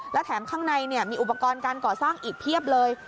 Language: Thai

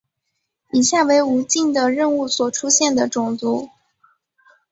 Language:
Chinese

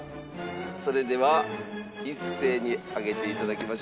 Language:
Japanese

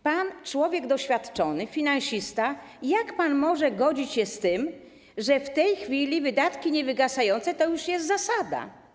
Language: Polish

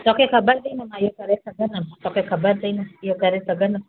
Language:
Sindhi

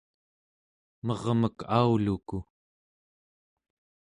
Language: Central Yupik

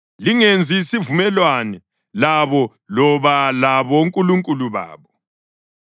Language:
North Ndebele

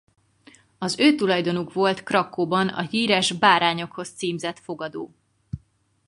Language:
Hungarian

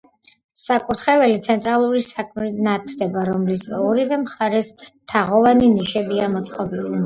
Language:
Georgian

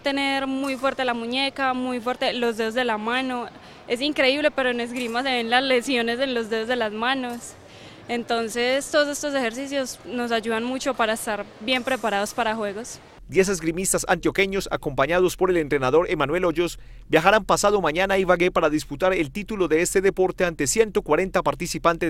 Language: Spanish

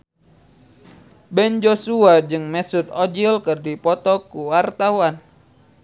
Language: Sundanese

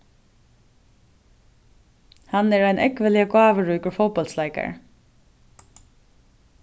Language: Faroese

